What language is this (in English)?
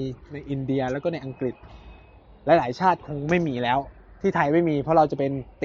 Thai